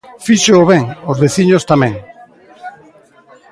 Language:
Galician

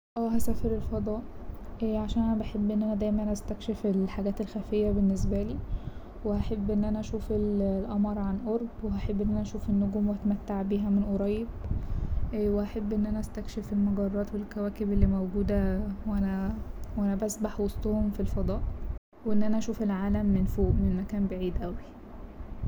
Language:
Egyptian Arabic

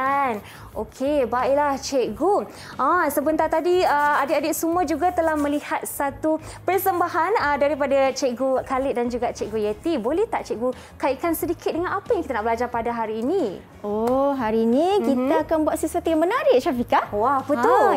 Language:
Malay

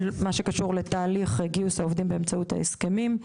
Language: Hebrew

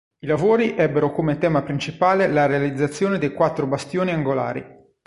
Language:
Italian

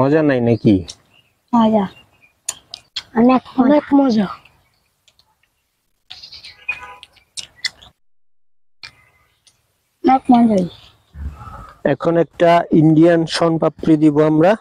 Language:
Arabic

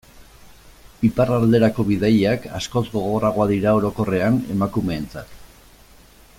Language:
Basque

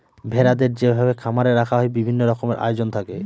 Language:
Bangla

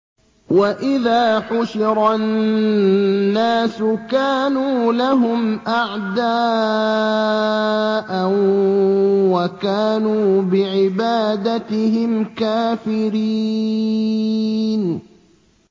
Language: Arabic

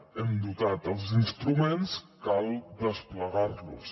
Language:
Catalan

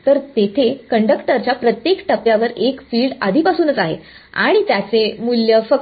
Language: Marathi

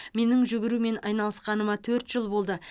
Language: Kazakh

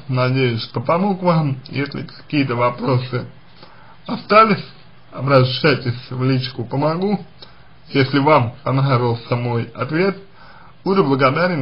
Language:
Russian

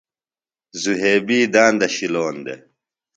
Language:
Phalura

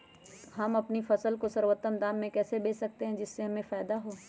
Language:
Magahi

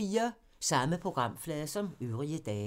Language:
Danish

